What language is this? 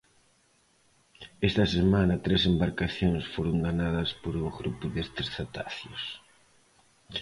Galician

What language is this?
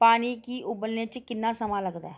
Dogri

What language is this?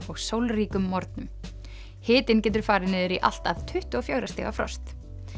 Icelandic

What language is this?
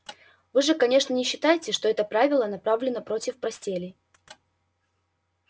Russian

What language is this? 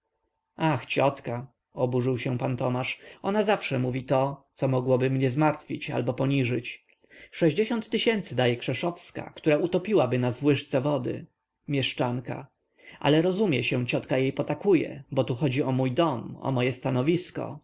Polish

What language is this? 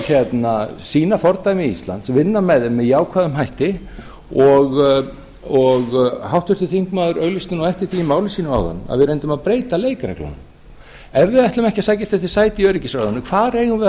Icelandic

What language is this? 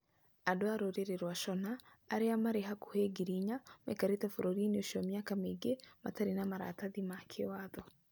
Kikuyu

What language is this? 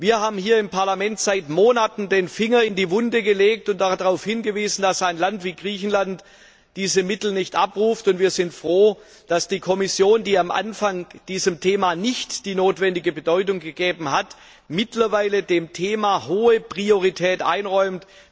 German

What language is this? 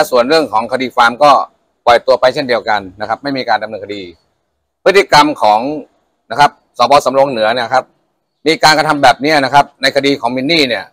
Thai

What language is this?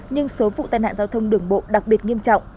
Vietnamese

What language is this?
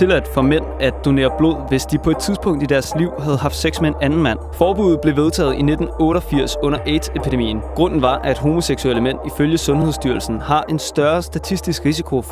Danish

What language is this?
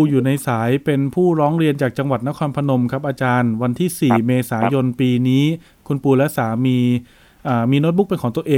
Thai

